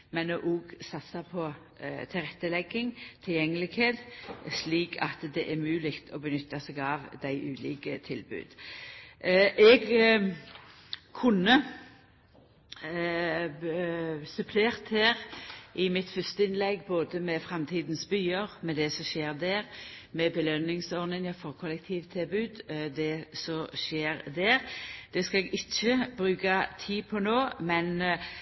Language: Norwegian Nynorsk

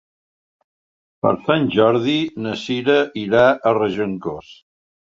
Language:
Catalan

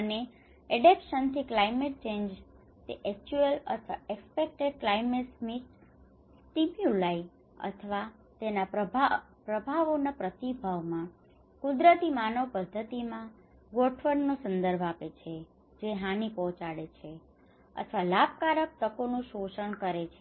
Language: Gujarati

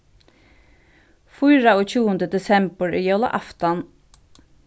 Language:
Faroese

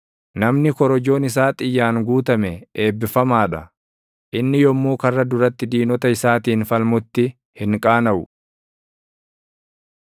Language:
Oromo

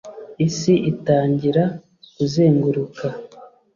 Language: Kinyarwanda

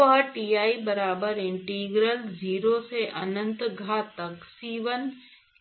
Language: Hindi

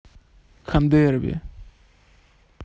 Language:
Russian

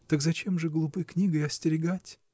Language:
Russian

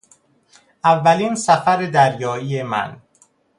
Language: Persian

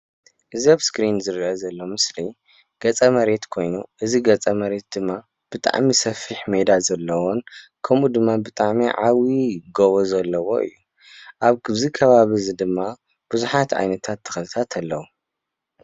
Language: Tigrinya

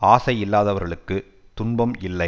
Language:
Tamil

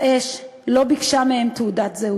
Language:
Hebrew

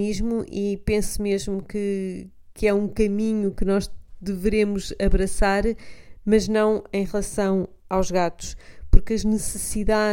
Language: Portuguese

